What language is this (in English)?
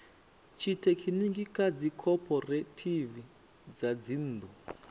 Venda